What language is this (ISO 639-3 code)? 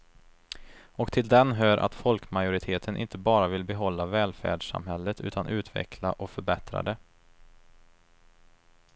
swe